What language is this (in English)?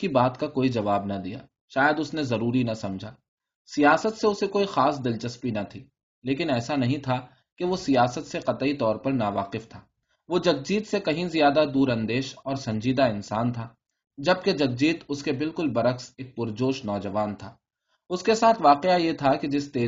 Urdu